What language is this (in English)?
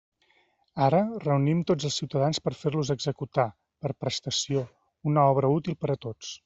Catalan